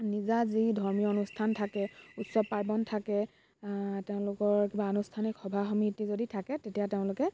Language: Assamese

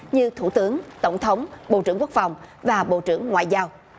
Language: Vietnamese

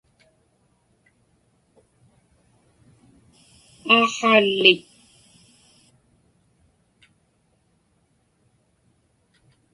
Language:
Inupiaq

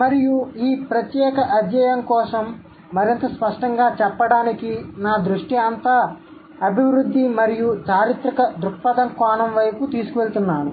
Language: Telugu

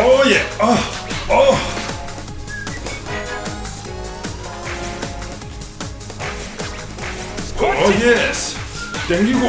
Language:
Korean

